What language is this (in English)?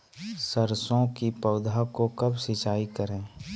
Magahi